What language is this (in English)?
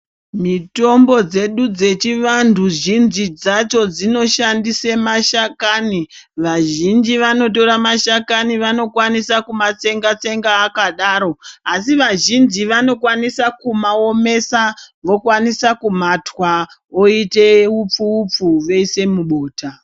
Ndau